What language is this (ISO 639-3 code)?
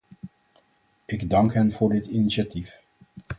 nld